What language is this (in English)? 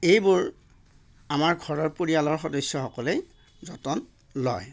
Assamese